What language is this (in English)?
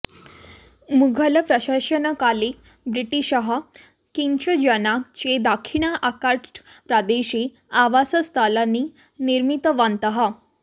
Sanskrit